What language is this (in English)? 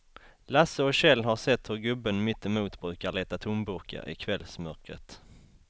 Swedish